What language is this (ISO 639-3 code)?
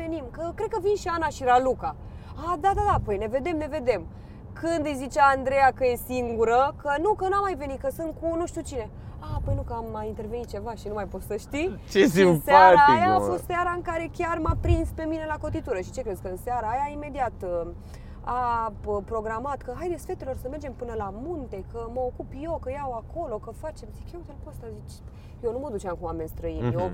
ron